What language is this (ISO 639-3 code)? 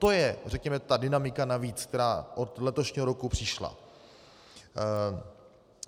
ces